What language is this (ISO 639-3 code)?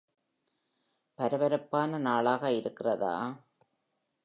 tam